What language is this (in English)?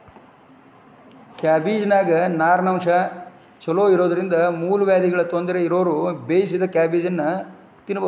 Kannada